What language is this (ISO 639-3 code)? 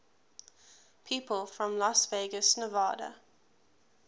eng